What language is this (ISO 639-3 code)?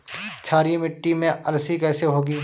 hin